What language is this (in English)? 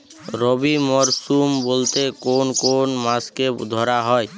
Bangla